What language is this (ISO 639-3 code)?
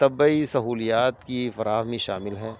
urd